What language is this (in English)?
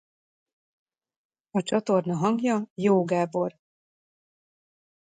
Hungarian